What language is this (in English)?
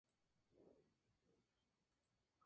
Spanish